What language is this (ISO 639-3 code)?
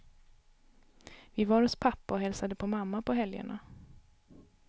swe